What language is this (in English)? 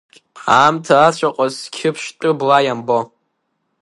Abkhazian